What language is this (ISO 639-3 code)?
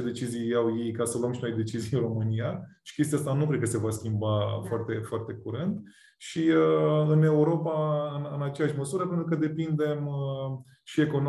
ron